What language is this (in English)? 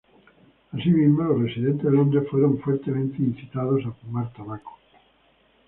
Spanish